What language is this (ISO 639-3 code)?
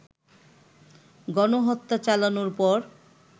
ben